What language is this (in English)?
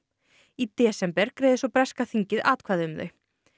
Icelandic